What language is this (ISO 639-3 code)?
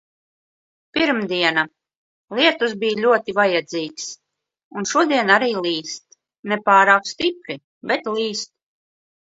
lav